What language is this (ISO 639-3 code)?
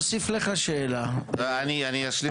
heb